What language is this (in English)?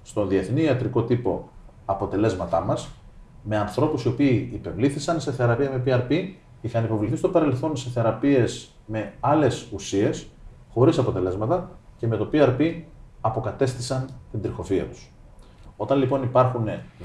Greek